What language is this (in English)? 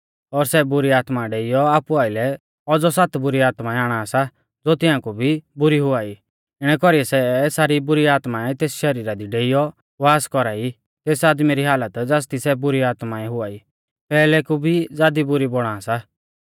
Mahasu Pahari